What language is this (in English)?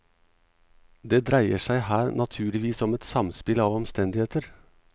Norwegian